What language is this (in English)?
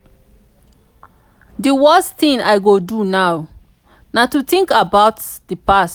Nigerian Pidgin